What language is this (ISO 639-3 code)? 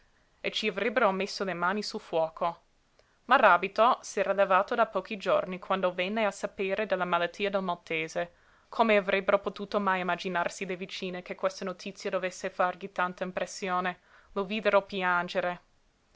ita